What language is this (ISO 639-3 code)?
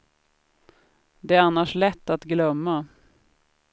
swe